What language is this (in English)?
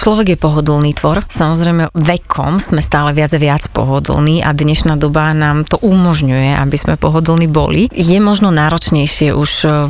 Slovak